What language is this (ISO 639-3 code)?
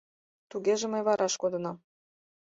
chm